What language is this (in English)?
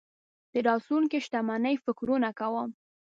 Pashto